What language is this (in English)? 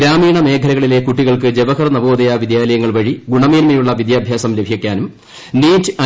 Malayalam